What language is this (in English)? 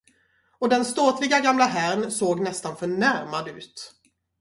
Swedish